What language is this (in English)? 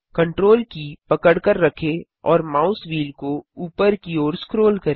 Hindi